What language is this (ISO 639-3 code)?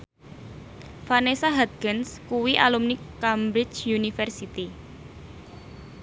jav